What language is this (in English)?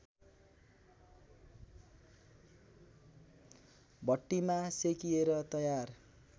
Nepali